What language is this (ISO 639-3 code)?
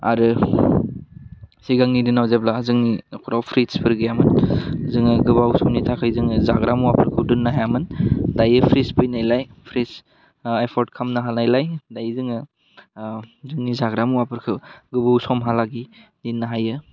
brx